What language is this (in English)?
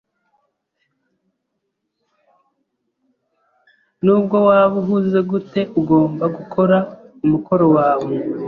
Kinyarwanda